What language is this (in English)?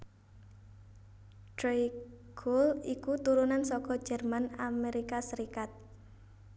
Javanese